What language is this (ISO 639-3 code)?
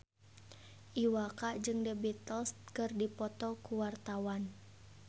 sun